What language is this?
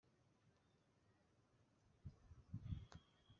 Kinyarwanda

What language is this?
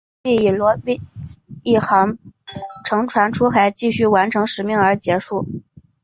Chinese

